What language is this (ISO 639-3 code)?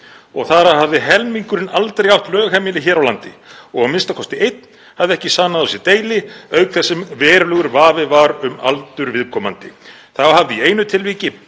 isl